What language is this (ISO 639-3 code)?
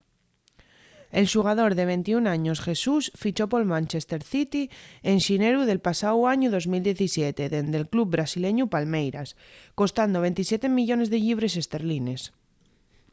ast